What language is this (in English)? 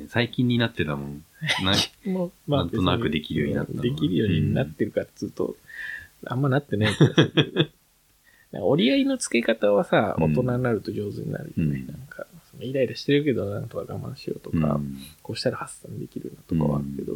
Japanese